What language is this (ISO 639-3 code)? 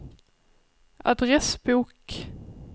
swe